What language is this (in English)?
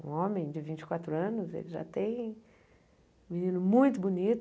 Portuguese